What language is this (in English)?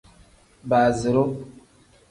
Tem